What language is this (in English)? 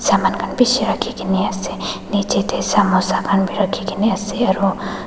Naga Pidgin